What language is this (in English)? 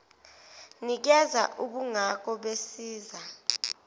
Zulu